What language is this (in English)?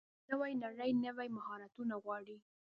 Pashto